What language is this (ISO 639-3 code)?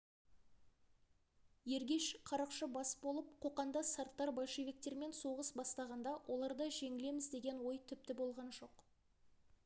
kaz